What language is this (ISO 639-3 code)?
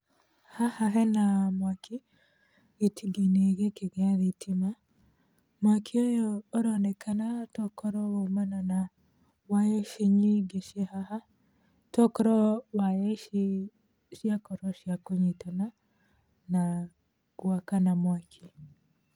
kik